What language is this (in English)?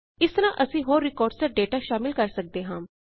Punjabi